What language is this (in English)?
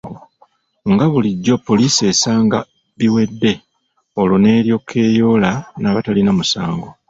Ganda